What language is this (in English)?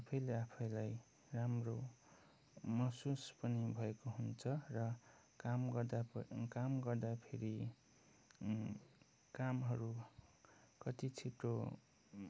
Nepali